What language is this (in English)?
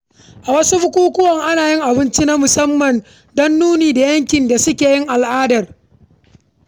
Hausa